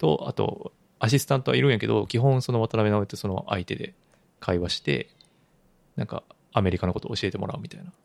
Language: Japanese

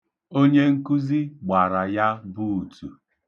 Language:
Igbo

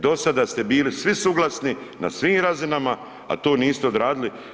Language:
Croatian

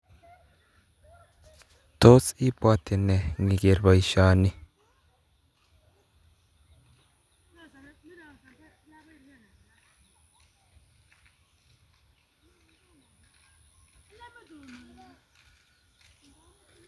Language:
Kalenjin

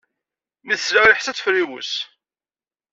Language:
Kabyle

